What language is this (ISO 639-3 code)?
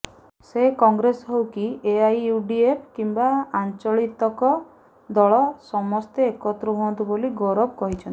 ori